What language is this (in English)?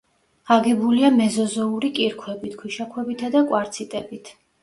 Georgian